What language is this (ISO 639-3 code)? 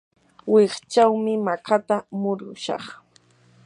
qur